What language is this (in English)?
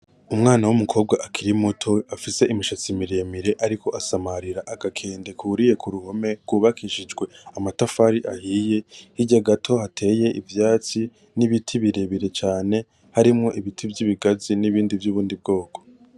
Rundi